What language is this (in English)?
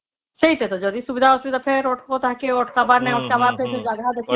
Odia